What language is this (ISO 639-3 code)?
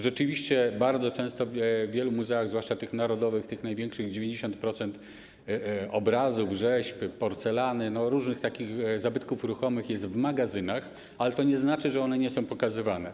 pol